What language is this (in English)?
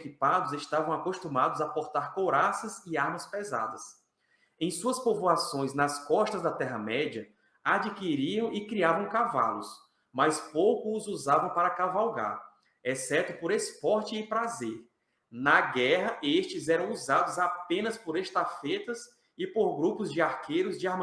Portuguese